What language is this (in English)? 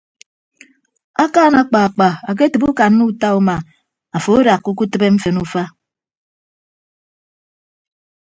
Ibibio